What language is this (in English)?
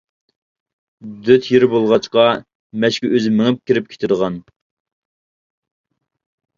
Uyghur